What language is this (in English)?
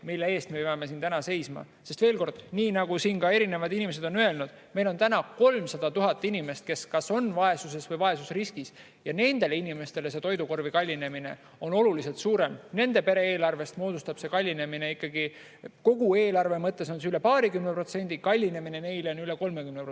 Estonian